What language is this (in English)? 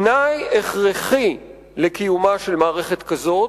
Hebrew